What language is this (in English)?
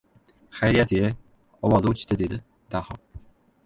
Uzbek